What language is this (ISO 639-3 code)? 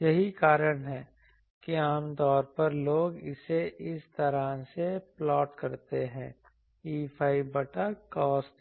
hin